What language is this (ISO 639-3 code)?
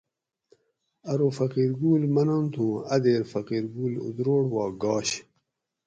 gwc